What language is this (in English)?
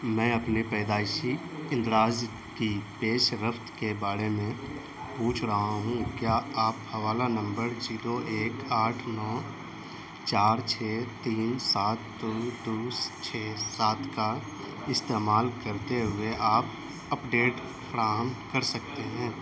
Urdu